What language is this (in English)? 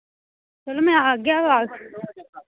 Dogri